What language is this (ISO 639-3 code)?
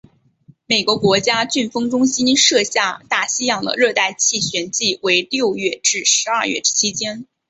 zho